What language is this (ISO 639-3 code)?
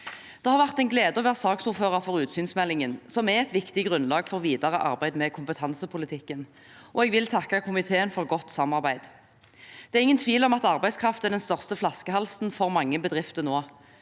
nor